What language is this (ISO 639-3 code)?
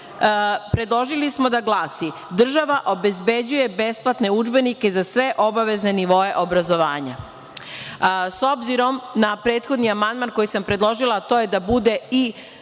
srp